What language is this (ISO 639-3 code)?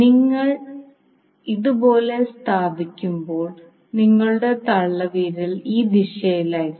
mal